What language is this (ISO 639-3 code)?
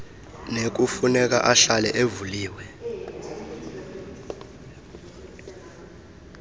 xho